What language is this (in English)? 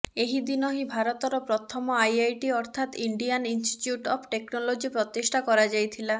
Odia